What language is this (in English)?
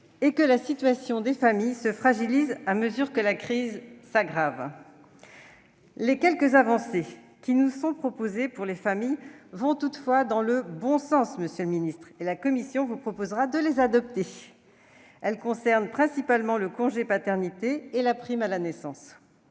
French